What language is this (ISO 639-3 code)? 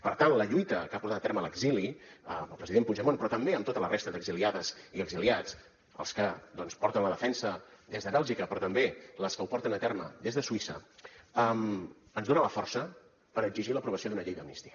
cat